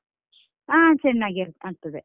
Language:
Kannada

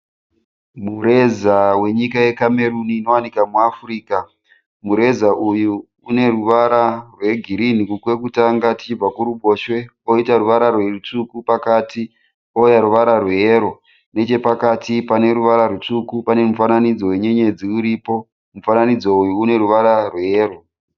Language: Shona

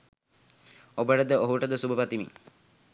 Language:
Sinhala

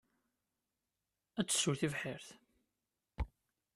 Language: Kabyle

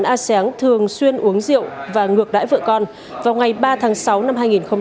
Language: Vietnamese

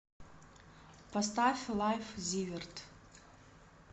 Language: Russian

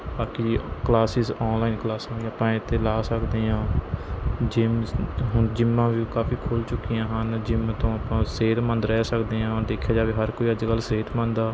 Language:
Punjabi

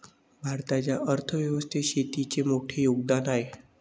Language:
Marathi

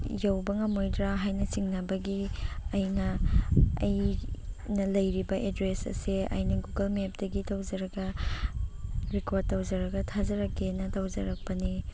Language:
Manipuri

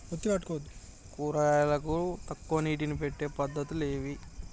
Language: Telugu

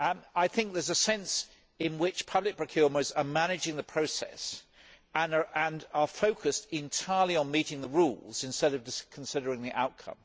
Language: English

